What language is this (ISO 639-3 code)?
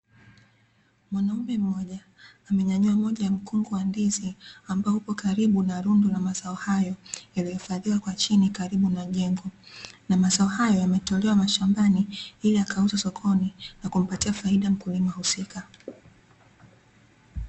swa